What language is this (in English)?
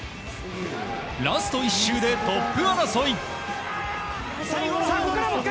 Japanese